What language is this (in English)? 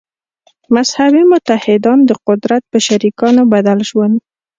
Pashto